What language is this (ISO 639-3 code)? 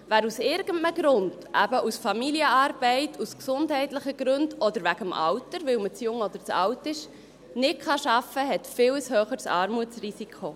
gsw